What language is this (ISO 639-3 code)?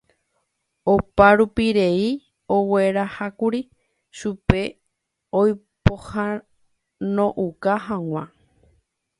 grn